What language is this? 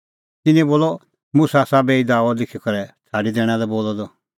Kullu Pahari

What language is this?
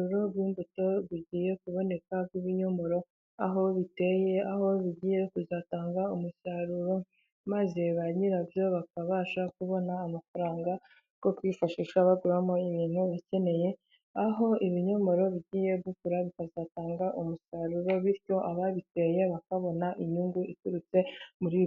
Kinyarwanda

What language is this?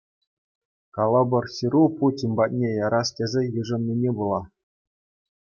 Chuvash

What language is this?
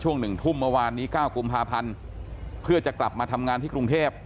Thai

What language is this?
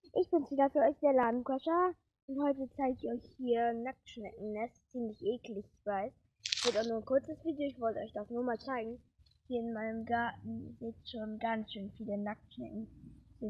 German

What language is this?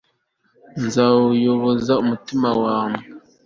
Kinyarwanda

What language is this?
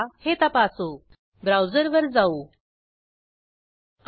Marathi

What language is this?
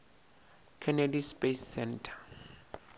Northern Sotho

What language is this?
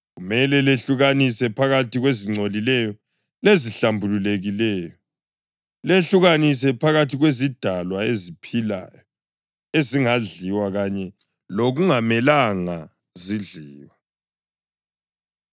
North Ndebele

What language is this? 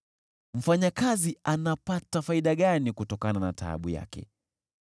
Swahili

